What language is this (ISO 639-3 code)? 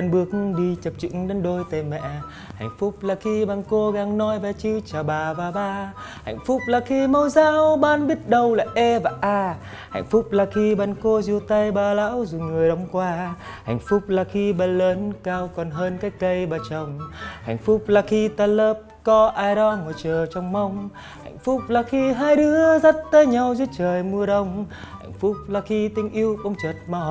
vie